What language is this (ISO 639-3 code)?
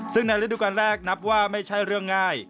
tha